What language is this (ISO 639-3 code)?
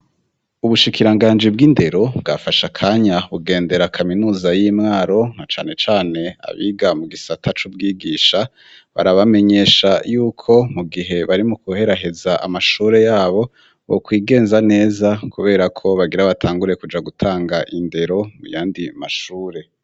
run